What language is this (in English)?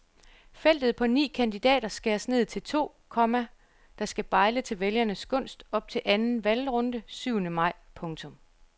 Danish